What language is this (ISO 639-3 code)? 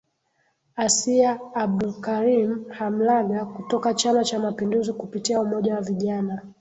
swa